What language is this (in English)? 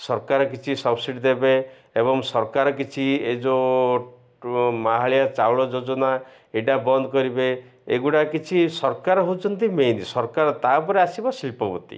Odia